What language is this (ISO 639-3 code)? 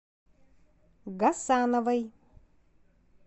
rus